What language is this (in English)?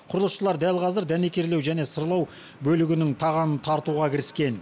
Kazakh